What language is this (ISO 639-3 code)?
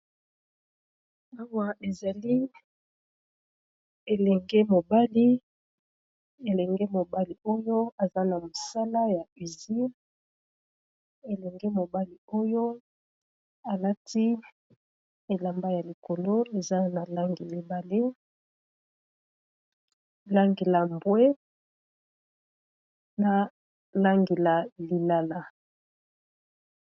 lin